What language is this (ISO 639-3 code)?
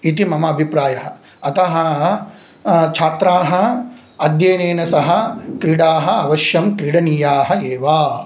san